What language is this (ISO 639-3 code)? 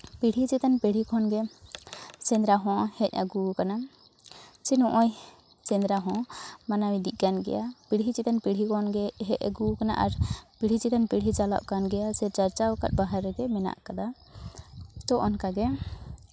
sat